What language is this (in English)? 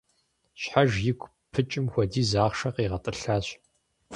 Kabardian